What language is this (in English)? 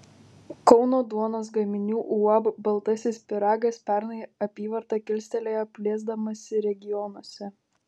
Lithuanian